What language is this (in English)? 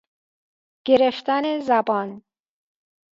Persian